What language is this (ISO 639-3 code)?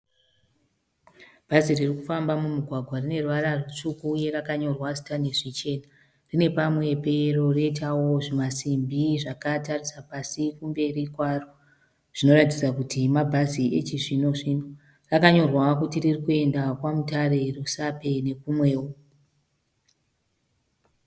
sna